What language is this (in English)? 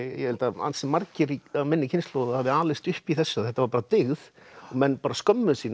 Icelandic